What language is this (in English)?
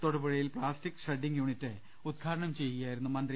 Malayalam